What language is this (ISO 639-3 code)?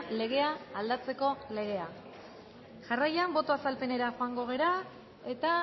eus